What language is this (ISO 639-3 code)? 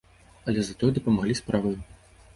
bel